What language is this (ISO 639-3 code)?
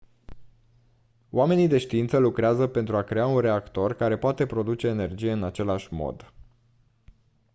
ron